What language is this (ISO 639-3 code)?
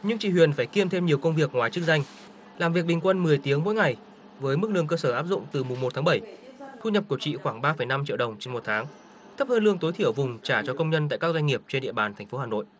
vie